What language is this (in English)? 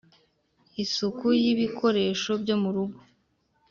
Kinyarwanda